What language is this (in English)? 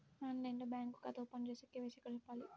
Telugu